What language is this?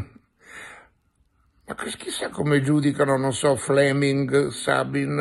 Italian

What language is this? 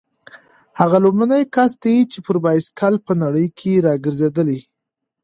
Pashto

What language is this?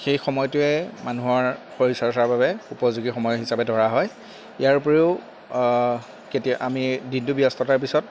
Assamese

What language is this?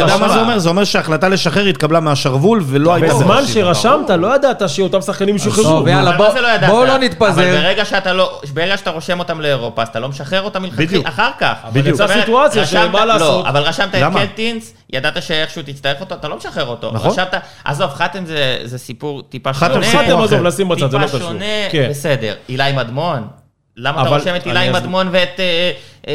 Hebrew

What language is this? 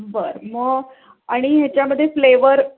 Marathi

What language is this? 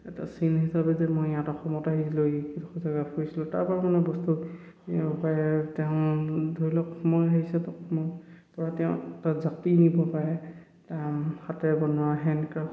Assamese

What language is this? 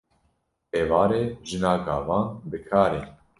Kurdish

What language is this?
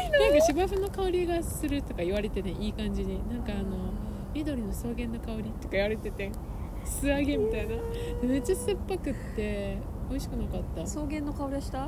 Japanese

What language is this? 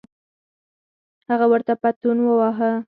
Pashto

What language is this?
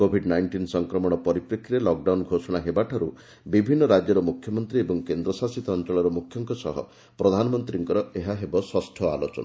Odia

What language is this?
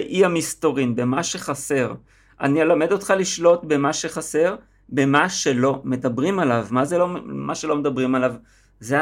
Hebrew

